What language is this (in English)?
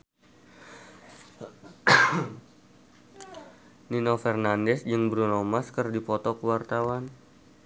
Sundanese